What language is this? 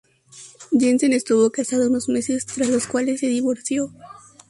Spanish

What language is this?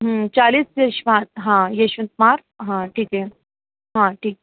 Hindi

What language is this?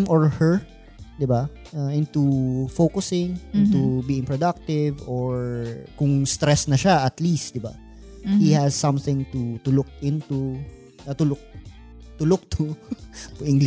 Filipino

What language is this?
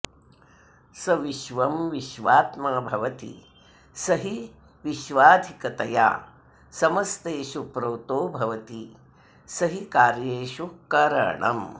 Sanskrit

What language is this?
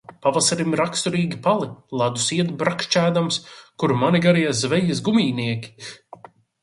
Latvian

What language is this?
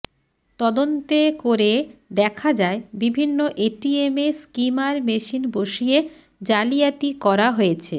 Bangla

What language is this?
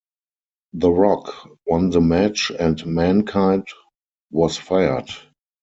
English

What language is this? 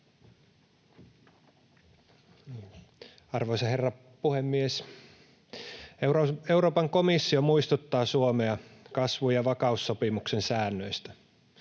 Finnish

